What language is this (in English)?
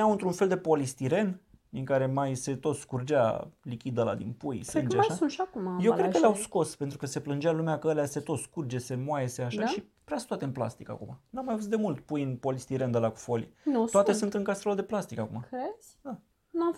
Romanian